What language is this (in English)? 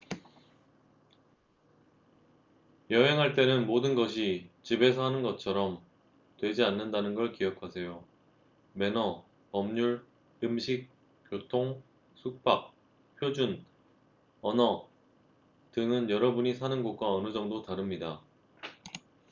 Korean